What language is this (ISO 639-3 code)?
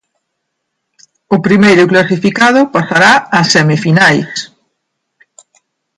glg